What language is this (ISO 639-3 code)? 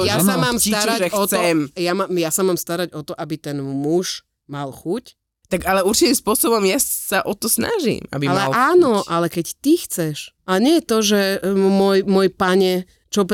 slk